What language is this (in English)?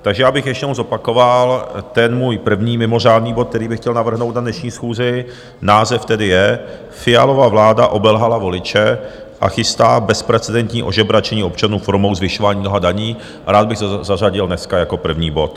Czech